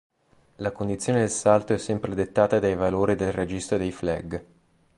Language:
Italian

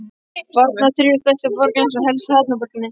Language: Icelandic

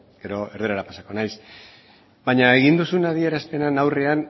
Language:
Basque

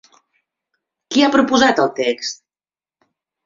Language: Catalan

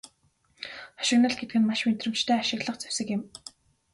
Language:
Mongolian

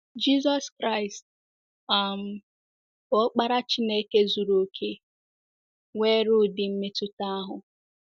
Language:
Igbo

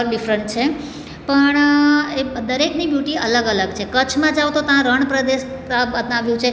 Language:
Gujarati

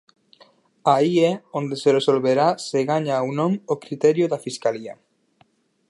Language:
Galician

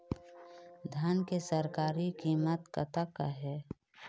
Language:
Chhattisgarhi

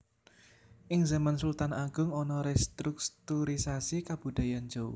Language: Javanese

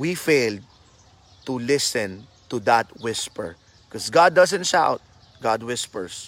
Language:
Filipino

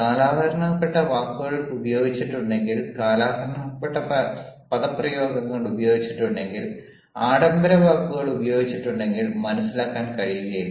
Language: Malayalam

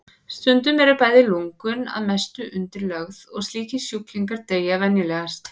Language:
Icelandic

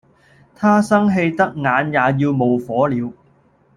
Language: Cantonese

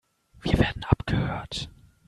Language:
German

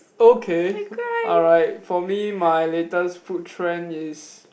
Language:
English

